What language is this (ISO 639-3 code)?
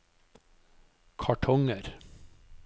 nor